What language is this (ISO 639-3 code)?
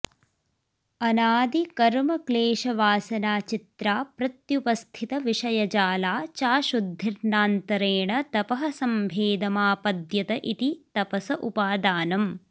san